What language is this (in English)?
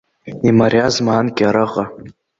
Abkhazian